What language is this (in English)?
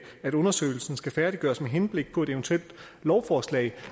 Danish